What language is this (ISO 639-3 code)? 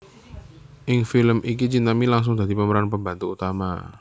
jav